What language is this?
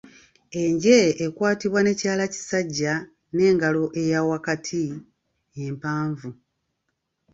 Ganda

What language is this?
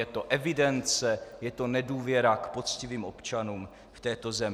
Czech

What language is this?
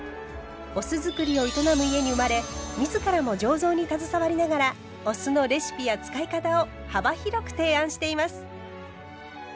Japanese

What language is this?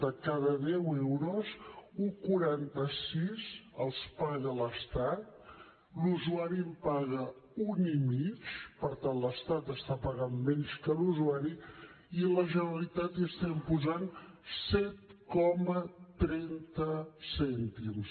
Catalan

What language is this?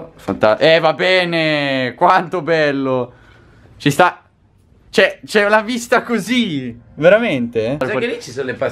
Italian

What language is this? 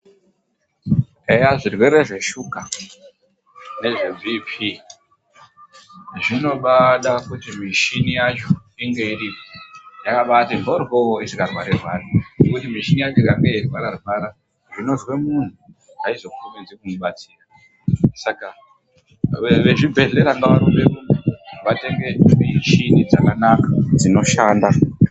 Ndau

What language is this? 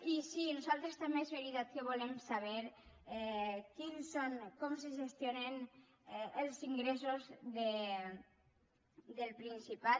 Catalan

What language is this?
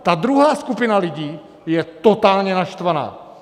Czech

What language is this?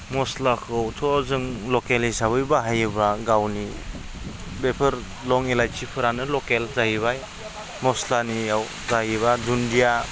Bodo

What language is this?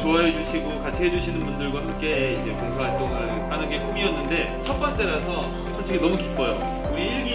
Korean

